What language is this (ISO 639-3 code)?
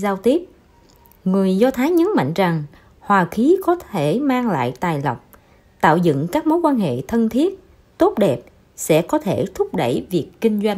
vie